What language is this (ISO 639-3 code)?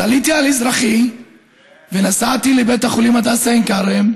heb